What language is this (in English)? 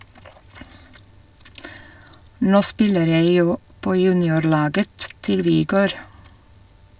Norwegian